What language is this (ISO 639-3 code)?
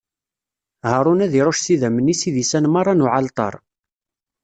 kab